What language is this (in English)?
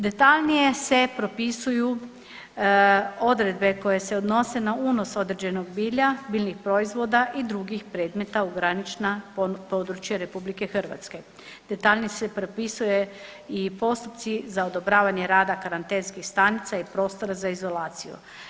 Croatian